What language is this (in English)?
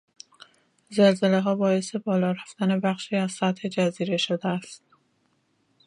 Persian